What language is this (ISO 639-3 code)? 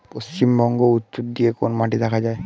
ben